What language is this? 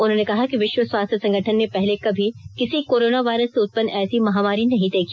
Hindi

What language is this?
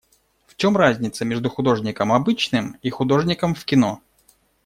Russian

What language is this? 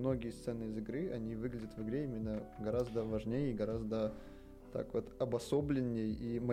Russian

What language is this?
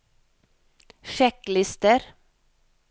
Norwegian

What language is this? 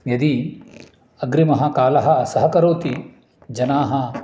Sanskrit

